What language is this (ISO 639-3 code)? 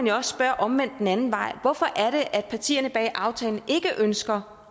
dan